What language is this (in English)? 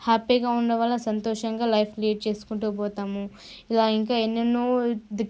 Telugu